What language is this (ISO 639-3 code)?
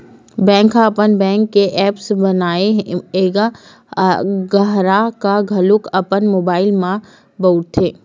hne